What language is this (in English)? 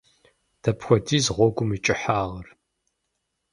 Kabardian